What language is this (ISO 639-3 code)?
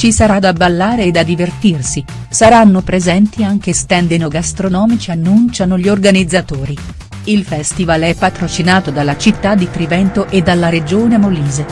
ita